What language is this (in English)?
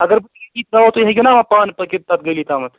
Kashmiri